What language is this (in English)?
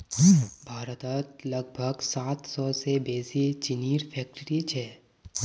Magahi